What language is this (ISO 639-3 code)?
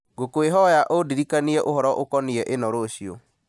kik